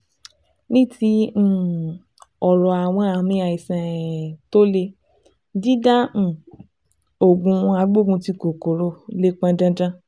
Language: Yoruba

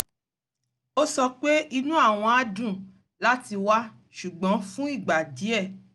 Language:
Yoruba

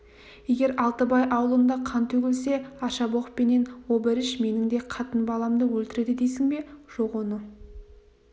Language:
Kazakh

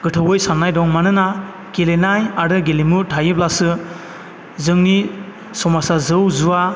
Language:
Bodo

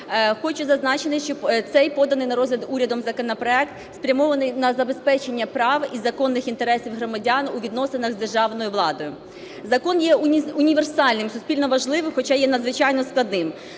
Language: Ukrainian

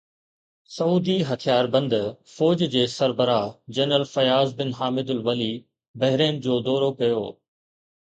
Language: Sindhi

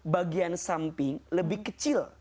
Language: Indonesian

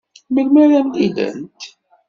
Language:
Kabyle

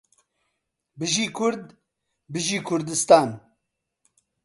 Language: Central Kurdish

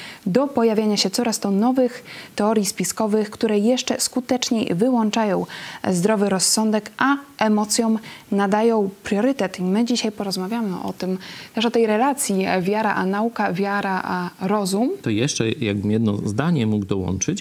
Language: Polish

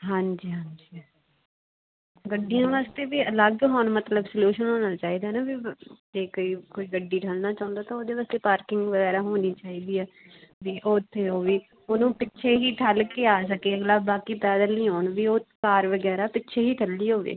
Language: Punjabi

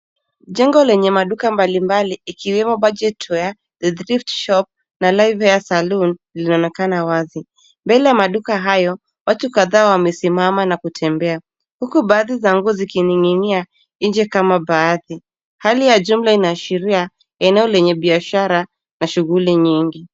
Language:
Swahili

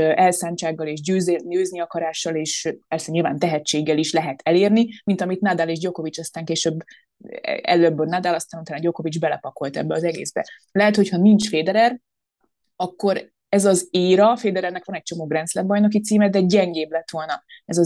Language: Hungarian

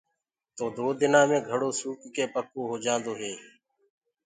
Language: Gurgula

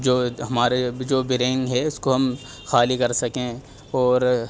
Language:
Urdu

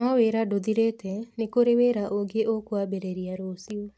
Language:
Kikuyu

